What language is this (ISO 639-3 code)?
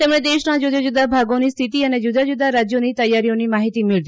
guj